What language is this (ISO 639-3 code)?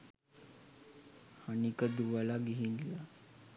sin